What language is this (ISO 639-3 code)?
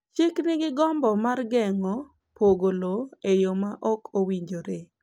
luo